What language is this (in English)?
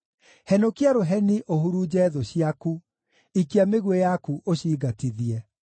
Kikuyu